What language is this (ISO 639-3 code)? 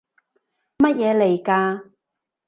yue